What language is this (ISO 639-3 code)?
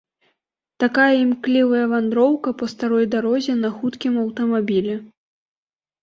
bel